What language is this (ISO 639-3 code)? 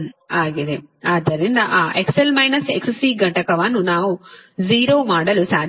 kan